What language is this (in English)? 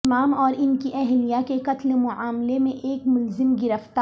Urdu